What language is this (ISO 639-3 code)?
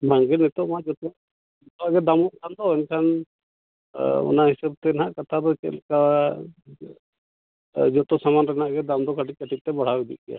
sat